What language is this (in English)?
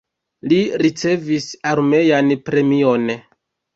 Esperanto